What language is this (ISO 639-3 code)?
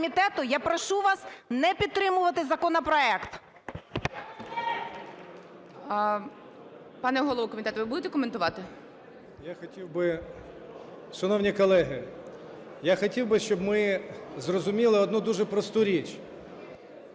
ukr